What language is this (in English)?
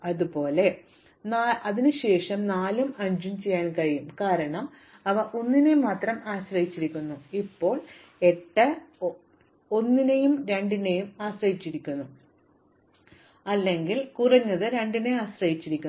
Malayalam